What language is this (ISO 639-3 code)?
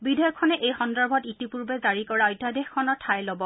asm